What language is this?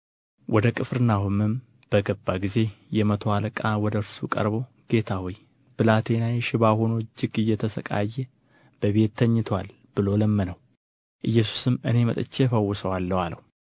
Amharic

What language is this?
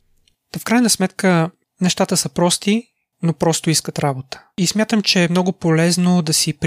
Bulgarian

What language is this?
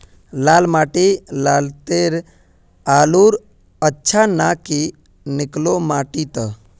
Magahi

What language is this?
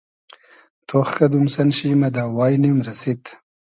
Hazaragi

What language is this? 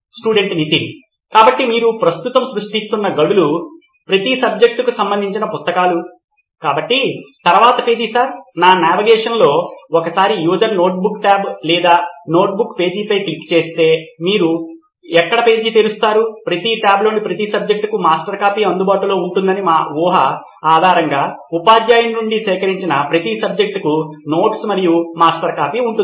Telugu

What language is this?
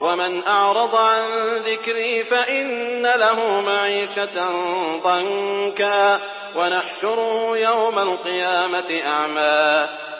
Arabic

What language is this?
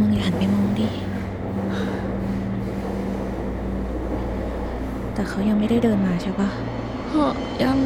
Thai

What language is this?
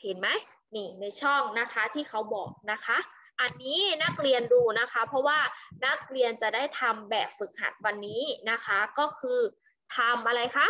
Thai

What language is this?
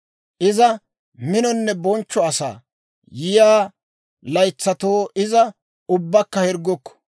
Dawro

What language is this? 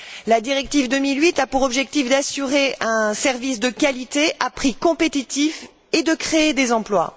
French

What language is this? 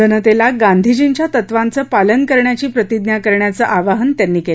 Marathi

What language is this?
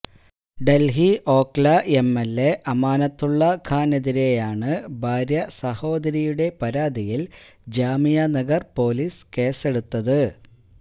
Malayalam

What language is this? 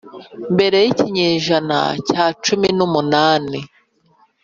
Kinyarwanda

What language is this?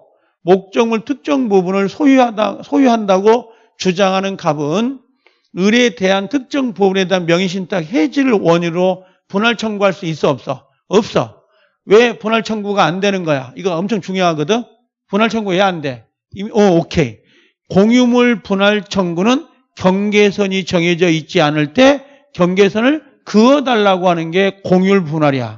Korean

